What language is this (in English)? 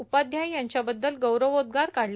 Marathi